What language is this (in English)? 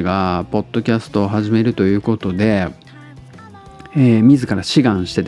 Japanese